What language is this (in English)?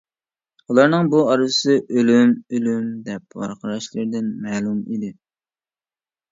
Uyghur